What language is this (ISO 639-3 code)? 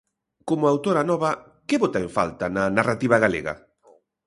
glg